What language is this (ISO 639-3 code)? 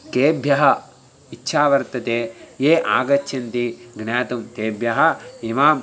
san